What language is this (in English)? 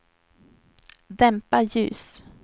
Swedish